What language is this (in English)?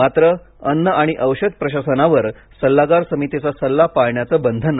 Marathi